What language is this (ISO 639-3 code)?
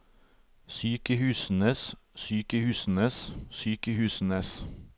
nor